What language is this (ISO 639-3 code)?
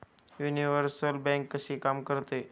mar